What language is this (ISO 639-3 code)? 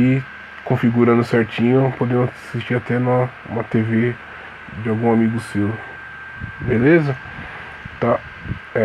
por